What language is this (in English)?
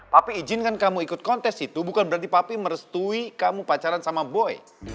Indonesian